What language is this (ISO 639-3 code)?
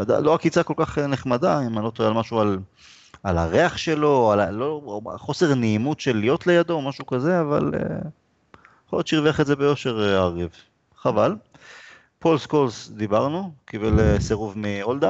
heb